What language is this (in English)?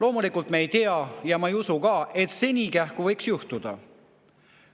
Estonian